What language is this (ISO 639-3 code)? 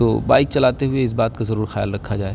urd